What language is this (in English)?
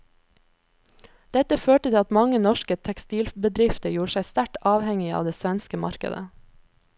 Norwegian